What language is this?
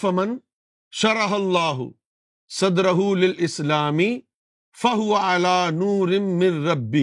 Urdu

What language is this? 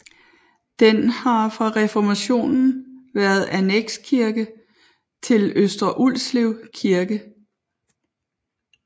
Danish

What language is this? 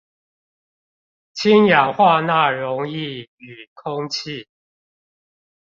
Chinese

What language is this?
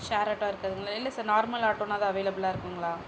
Tamil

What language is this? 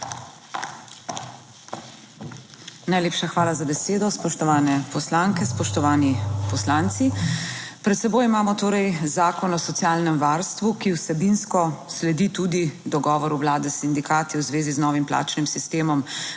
Slovenian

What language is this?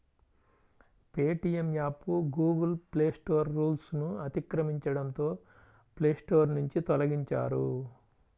Telugu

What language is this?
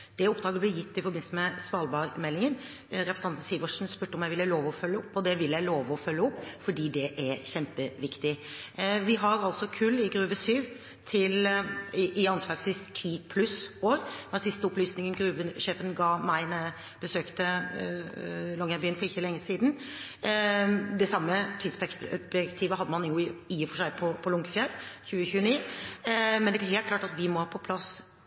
Norwegian Bokmål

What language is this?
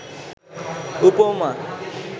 Bangla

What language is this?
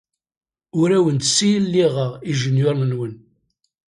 Kabyle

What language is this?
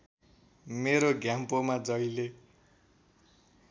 Nepali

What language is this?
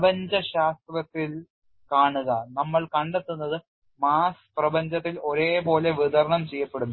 Malayalam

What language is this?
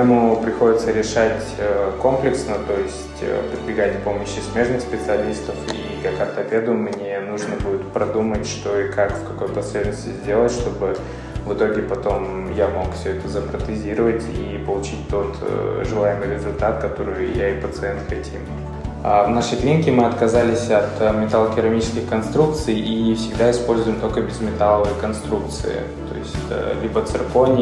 Russian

